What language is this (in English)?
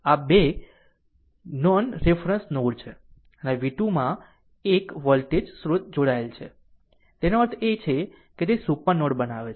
Gujarati